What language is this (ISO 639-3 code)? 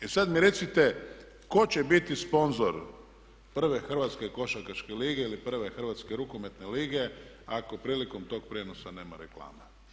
hrv